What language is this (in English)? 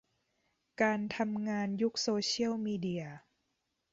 Thai